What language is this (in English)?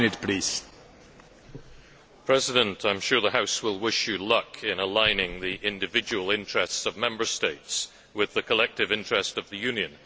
English